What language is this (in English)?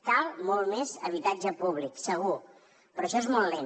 Catalan